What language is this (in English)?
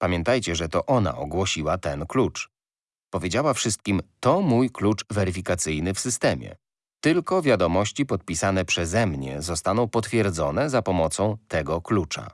Polish